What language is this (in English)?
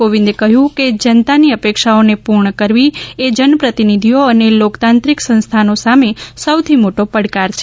Gujarati